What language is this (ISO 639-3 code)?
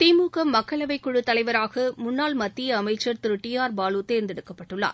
tam